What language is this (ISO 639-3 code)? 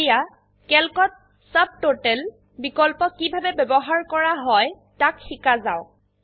asm